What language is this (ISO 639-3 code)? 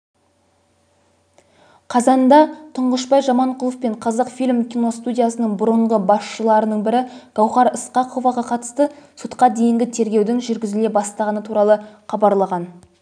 kaz